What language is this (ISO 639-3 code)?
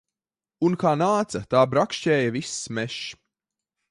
lav